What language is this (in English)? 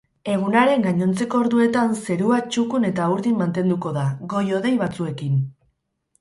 Basque